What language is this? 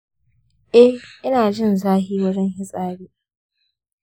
Hausa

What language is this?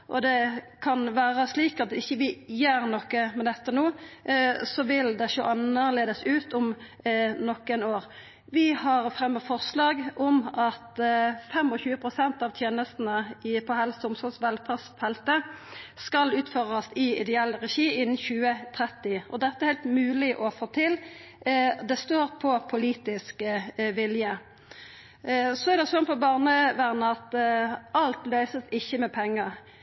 Norwegian Nynorsk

